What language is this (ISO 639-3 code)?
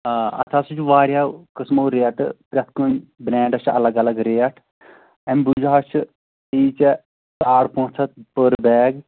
kas